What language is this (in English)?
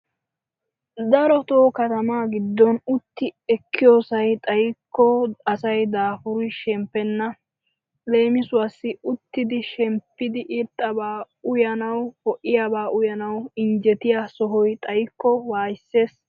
Wolaytta